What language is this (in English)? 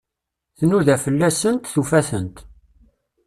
Kabyle